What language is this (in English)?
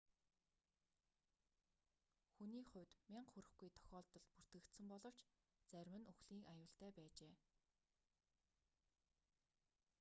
Mongolian